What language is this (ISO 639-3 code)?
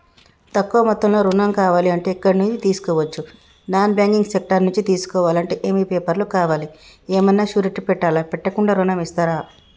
tel